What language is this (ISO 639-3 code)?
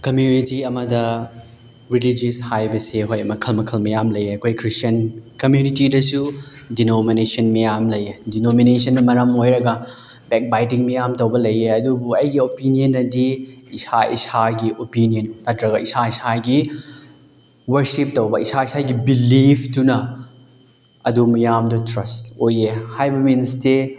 mni